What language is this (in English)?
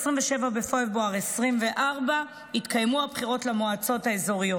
Hebrew